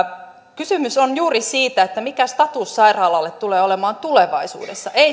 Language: Finnish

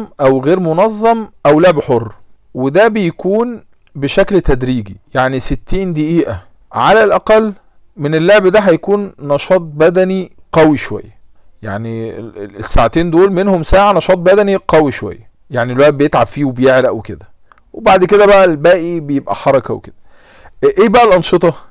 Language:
Arabic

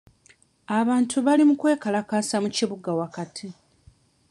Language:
Ganda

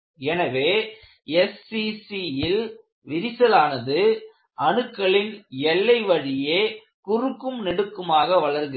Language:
Tamil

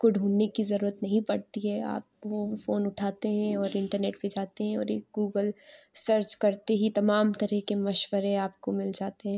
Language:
Urdu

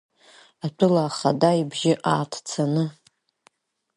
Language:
Abkhazian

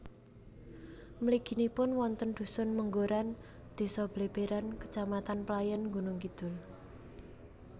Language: Javanese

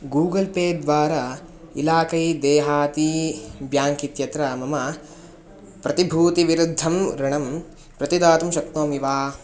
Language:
Sanskrit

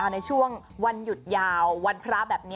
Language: Thai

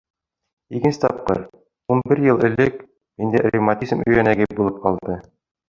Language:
Bashkir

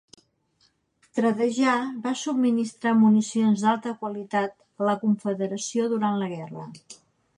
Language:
Catalan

